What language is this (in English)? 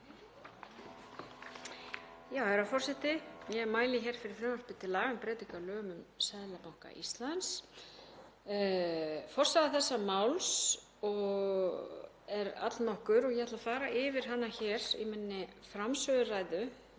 Icelandic